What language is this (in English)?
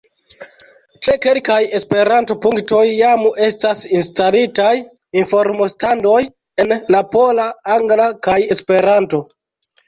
Esperanto